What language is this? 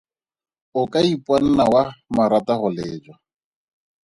Tswana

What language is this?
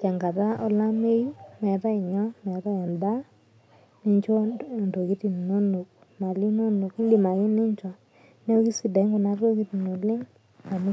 Masai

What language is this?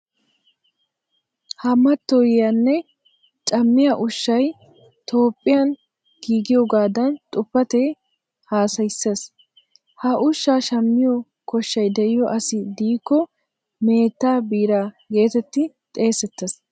Wolaytta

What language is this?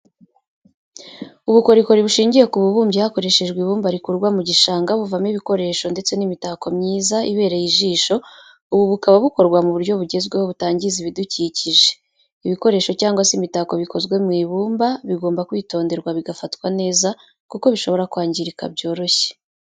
Kinyarwanda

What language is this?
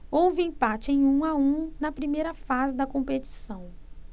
Portuguese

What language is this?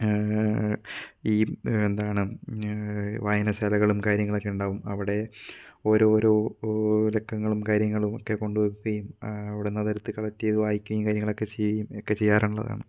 Malayalam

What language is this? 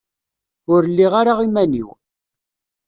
Kabyle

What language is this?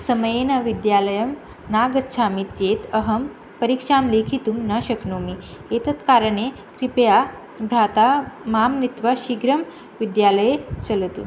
Sanskrit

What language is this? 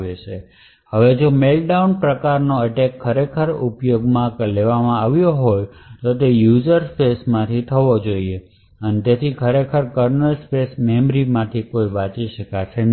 Gujarati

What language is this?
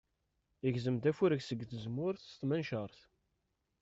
Kabyle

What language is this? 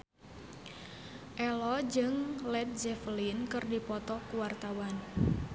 Sundanese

